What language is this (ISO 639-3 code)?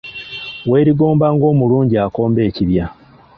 lug